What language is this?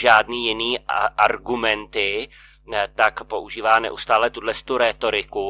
Czech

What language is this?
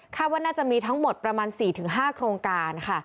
Thai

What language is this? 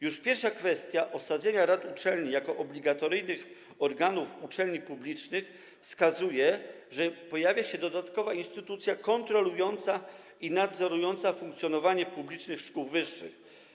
Polish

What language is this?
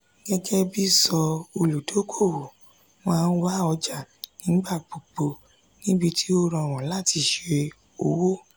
Yoruba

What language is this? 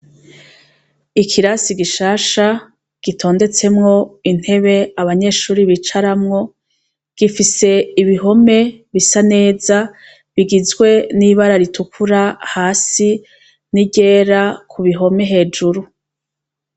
Rundi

